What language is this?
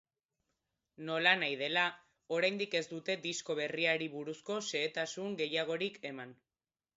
Basque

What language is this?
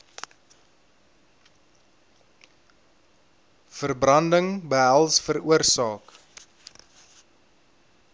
Afrikaans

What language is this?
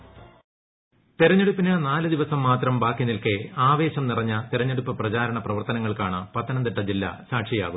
Malayalam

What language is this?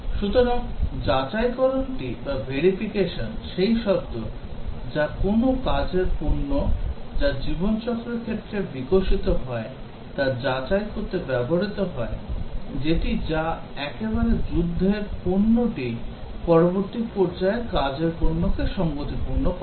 Bangla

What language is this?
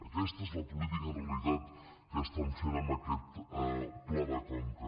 Catalan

